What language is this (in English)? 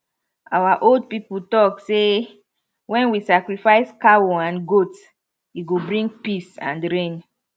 Nigerian Pidgin